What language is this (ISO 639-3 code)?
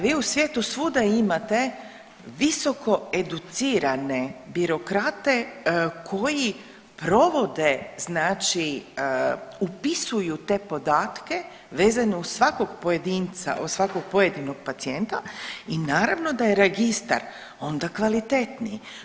hrv